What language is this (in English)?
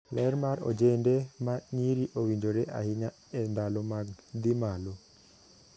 Luo (Kenya and Tanzania)